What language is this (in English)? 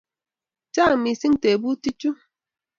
Kalenjin